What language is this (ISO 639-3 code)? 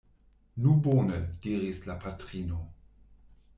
epo